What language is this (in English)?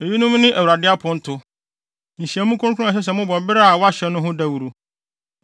Akan